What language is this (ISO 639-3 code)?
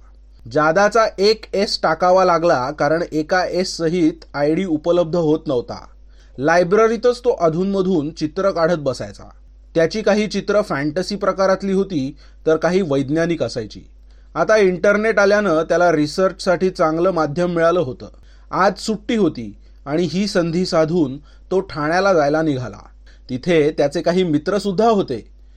mar